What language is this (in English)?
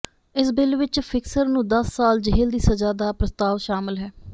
Punjabi